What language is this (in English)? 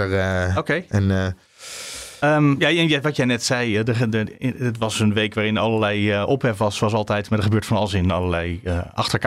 Dutch